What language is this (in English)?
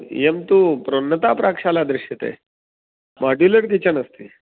Sanskrit